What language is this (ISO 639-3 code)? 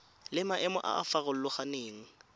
tsn